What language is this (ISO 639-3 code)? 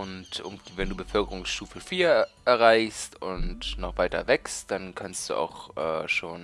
deu